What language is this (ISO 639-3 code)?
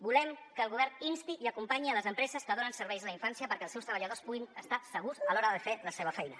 cat